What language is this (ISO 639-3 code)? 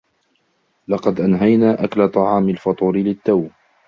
ara